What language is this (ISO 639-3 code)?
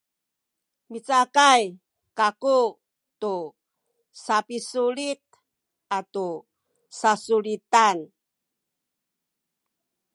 szy